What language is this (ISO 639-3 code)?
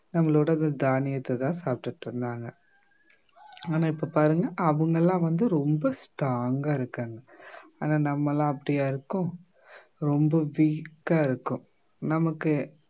tam